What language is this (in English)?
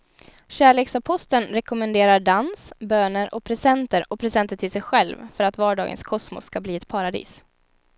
Swedish